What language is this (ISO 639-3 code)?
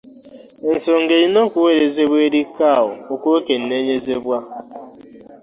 lug